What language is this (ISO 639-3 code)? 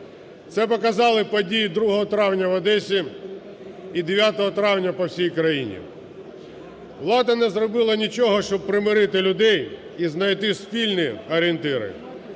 ukr